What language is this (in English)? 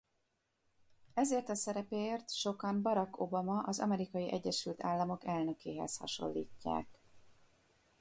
Hungarian